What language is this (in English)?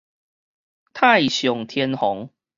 Min Nan Chinese